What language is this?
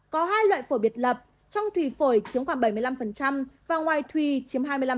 Vietnamese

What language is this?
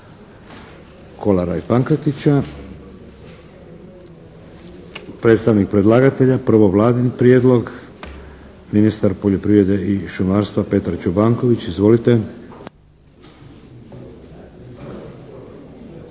Croatian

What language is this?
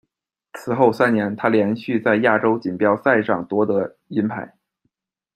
Chinese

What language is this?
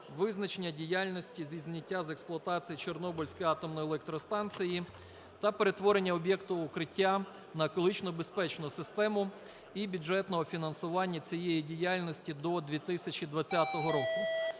Ukrainian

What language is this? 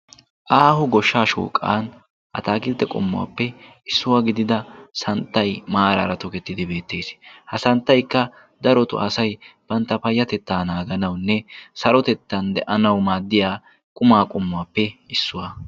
Wolaytta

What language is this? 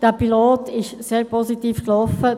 Swiss German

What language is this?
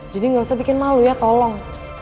Indonesian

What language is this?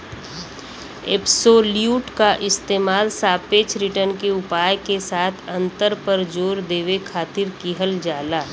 Bhojpuri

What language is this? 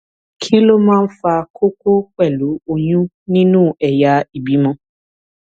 Yoruba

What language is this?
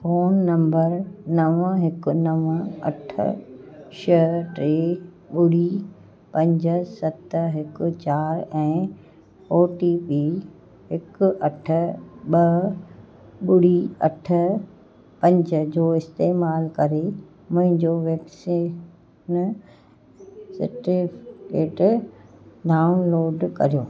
Sindhi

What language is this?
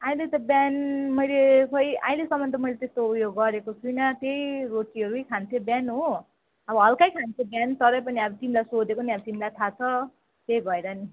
Nepali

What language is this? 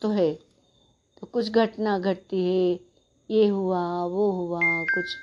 Hindi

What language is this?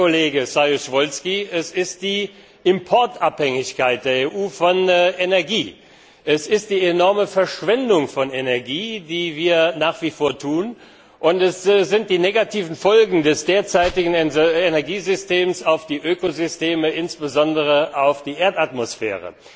German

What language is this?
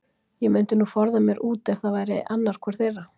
Icelandic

